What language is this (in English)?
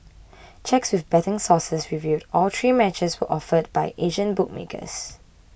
English